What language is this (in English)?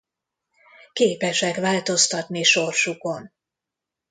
Hungarian